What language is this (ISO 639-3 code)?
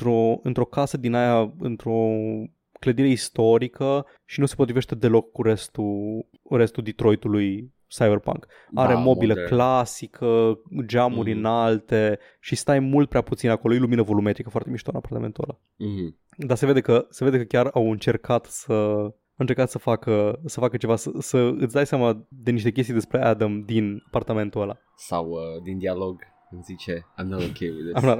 ron